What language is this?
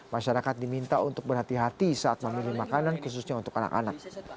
Indonesian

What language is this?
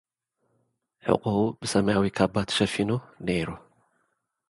Tigrinya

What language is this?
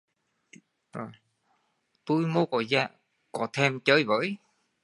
Vietnamese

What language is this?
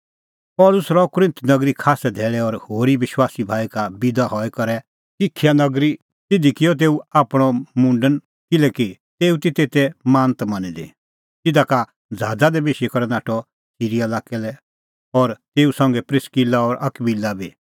Kullu Pahari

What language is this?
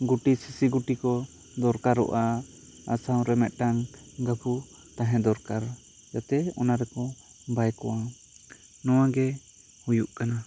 Santali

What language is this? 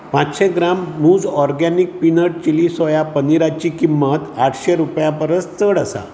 Konkani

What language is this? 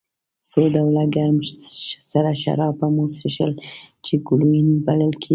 Pashto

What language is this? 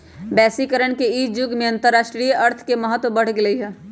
Magahi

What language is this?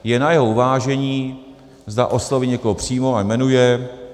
Czech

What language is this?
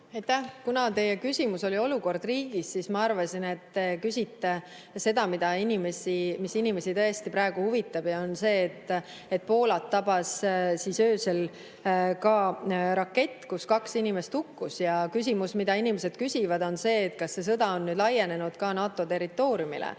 Estonian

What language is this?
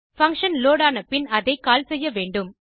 Tamil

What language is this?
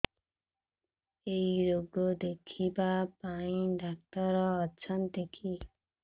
Odia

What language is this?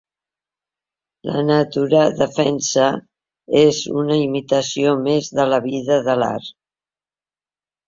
Catalan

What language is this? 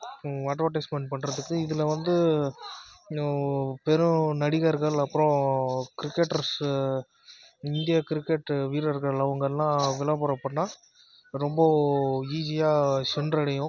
Tamil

